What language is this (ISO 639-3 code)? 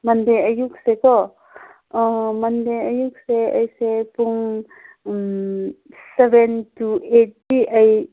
mni